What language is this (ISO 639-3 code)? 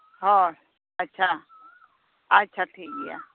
sat